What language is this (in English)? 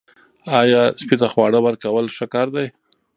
Pashto